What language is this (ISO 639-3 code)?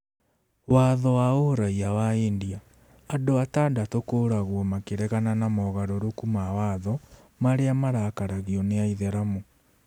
kik